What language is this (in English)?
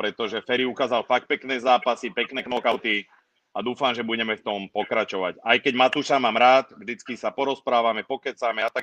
Czech